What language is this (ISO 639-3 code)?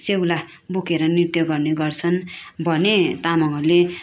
nep